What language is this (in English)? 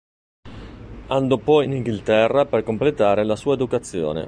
Italian